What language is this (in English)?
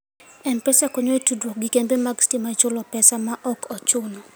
Luo (Kenya and Tanzania)